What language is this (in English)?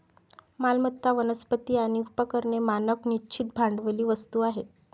Marathi